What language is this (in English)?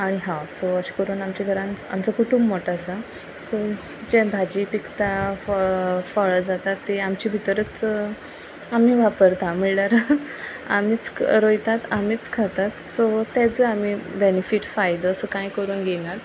Konkani